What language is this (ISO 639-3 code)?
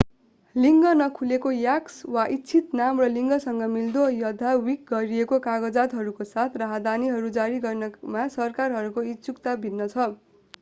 nep